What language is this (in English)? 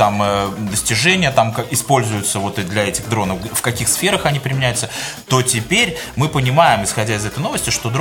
Russian